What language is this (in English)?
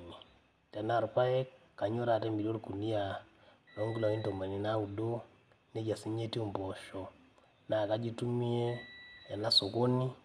Masai